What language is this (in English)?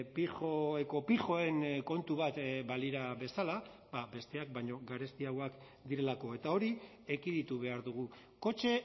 Basque